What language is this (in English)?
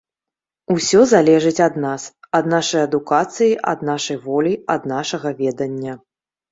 Belarusian